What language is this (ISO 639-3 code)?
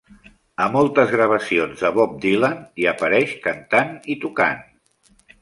cat